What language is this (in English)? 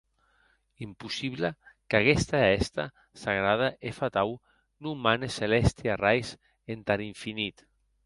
Occitan